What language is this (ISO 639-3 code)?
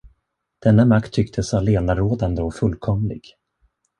swe